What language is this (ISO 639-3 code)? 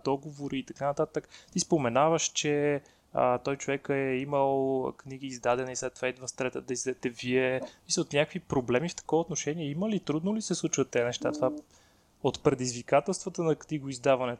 bul